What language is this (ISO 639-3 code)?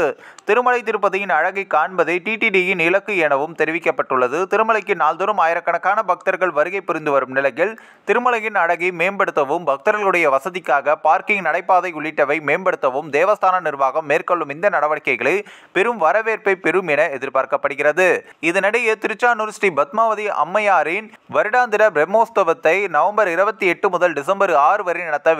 tam